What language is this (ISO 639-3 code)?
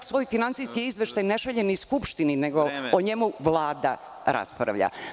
srp